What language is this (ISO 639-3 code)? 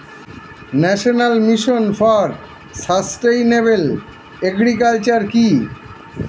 ben